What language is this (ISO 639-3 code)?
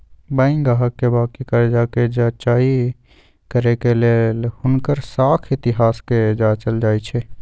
mag